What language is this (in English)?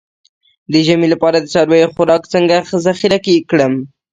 Pashto